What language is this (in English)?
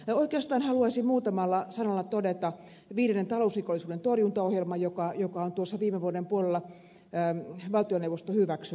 Finnish